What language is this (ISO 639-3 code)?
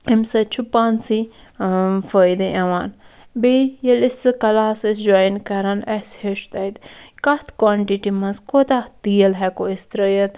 kas